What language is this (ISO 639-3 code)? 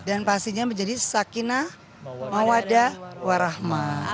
ind